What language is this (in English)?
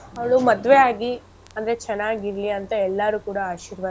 Kannada